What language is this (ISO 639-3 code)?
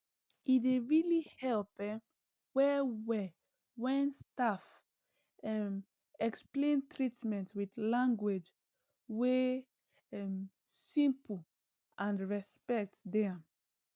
pcm